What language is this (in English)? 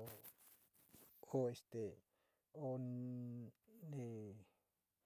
Sinicahua Mixtec